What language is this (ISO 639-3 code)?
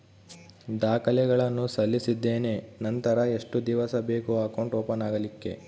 kan